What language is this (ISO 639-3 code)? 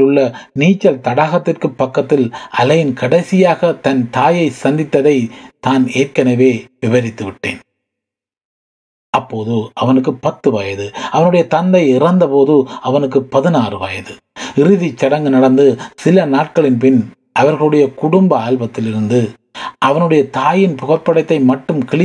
tam